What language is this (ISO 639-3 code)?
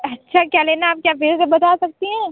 hin